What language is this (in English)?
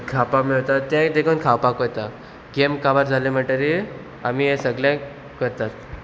Konkani